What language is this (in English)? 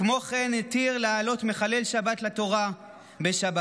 Hebrew